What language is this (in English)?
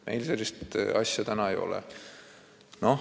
Estonian